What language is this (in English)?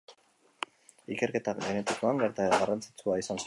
Basque